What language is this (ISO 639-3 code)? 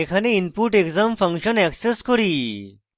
ben